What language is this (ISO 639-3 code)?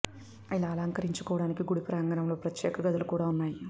tel